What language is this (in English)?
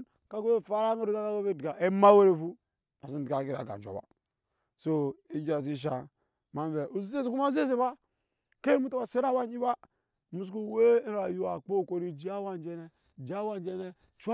Nyankpa